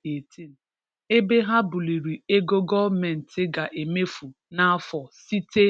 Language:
Igbo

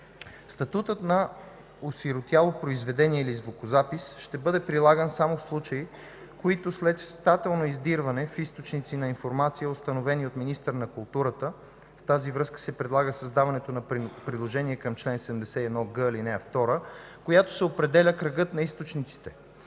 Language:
Bulgarian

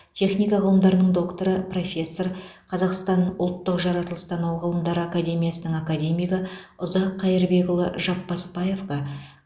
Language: Kazakh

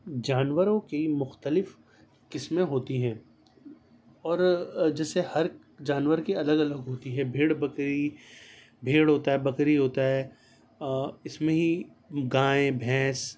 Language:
Urdu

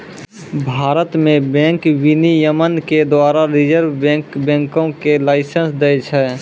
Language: Maithili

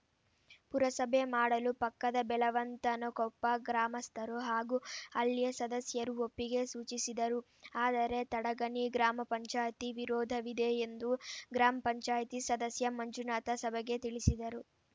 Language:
Kannada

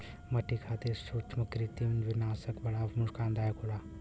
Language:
Bhojpuri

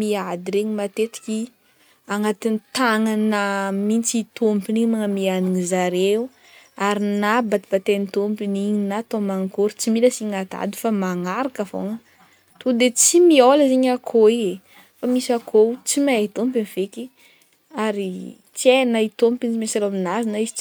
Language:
Northern Betsimisaraka Malagasy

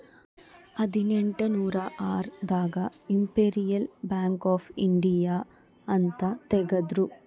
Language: Kannada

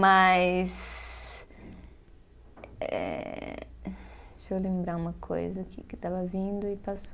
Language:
Portuguese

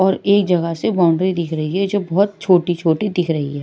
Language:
Hindi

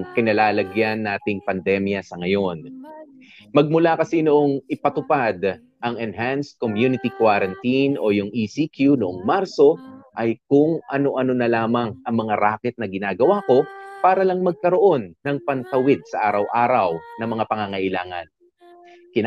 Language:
Filipino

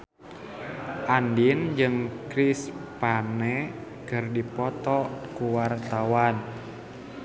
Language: Sundanese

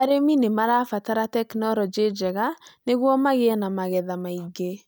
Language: Kikuyu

